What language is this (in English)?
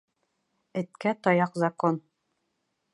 Bashkir